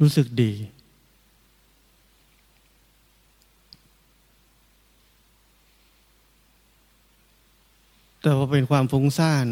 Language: Thai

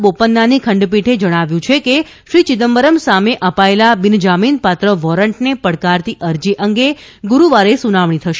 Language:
Gujarati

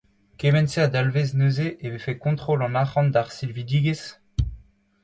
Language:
Breton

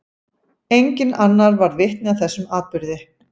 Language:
Icelandic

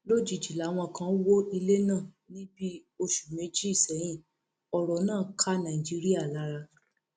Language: Yoruba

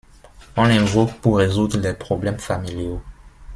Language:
French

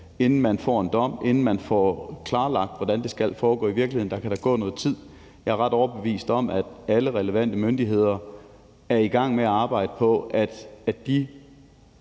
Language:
Danish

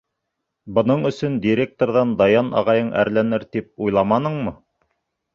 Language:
Bashkir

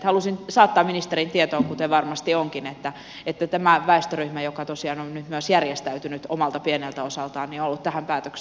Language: Finnish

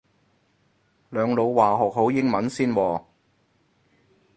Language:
Cantonese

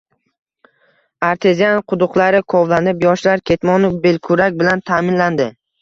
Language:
Uzbek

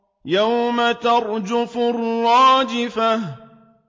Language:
Arabic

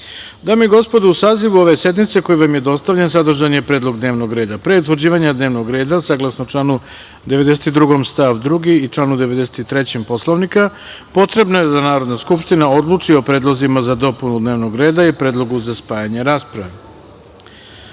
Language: Serbian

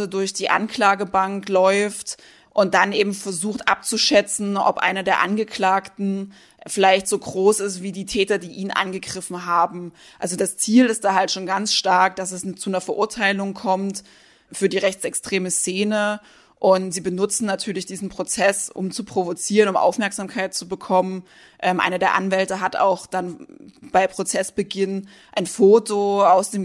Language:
German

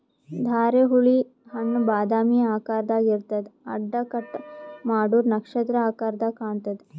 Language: Kannada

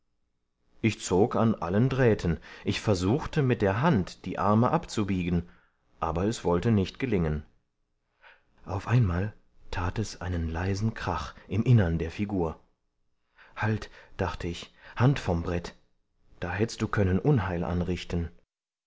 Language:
German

